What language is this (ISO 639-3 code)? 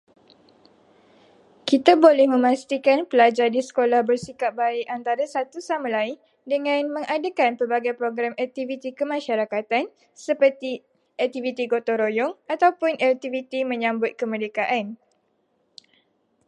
msa